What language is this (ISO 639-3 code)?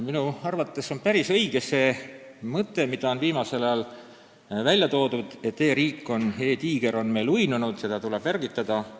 est